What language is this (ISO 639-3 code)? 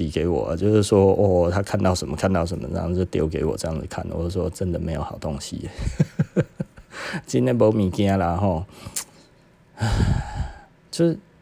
zho